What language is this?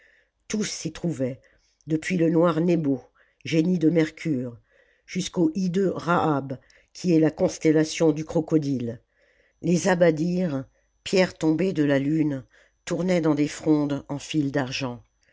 French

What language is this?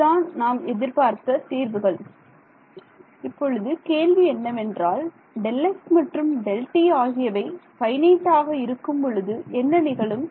Tamil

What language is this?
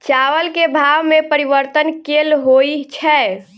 Maithili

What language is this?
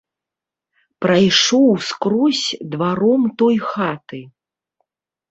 Belarusian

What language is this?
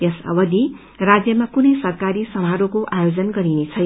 Nepali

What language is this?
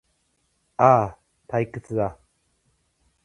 Japanese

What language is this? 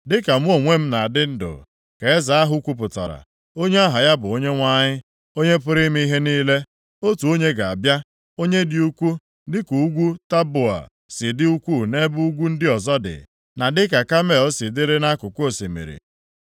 Igbo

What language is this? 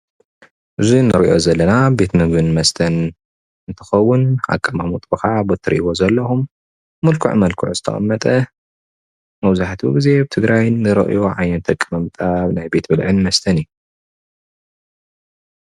Tigrinya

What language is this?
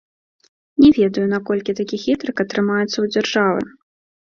Belarusian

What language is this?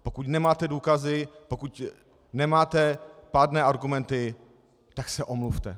Czech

